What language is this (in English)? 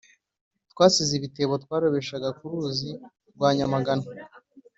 Kinyarwanda